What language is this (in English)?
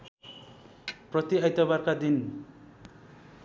Nepali